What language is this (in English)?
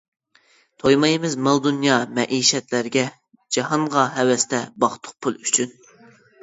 Uyghur